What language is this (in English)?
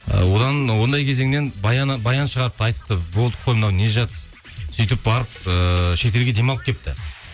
Kazakh